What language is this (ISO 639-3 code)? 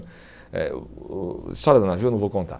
por